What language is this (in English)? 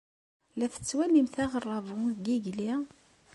Kabyle